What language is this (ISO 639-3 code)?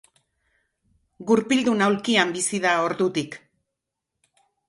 eus